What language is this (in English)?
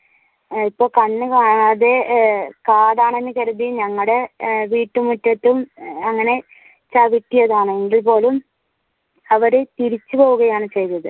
Malayalam